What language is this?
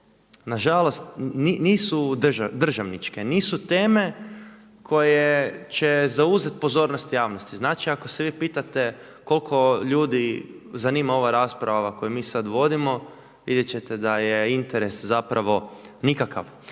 Croatian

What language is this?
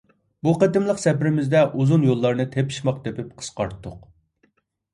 Uyghur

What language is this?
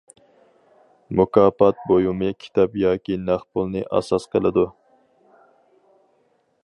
Uyghur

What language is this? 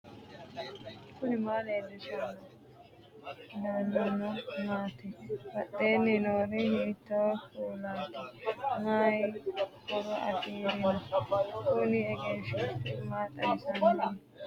Sidamo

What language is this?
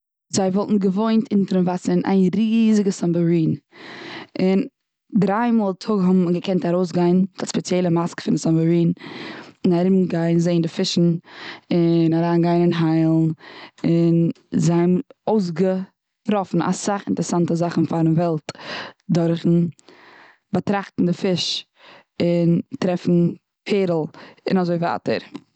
Yiddish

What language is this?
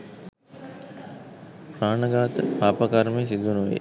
Sinhala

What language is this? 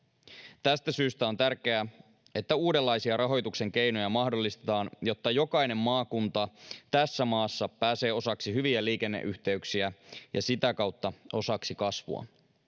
Finnish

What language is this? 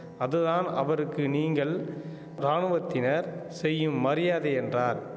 Tamil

